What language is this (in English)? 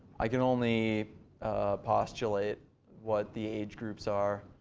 English